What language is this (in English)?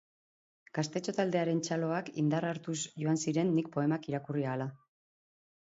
Basque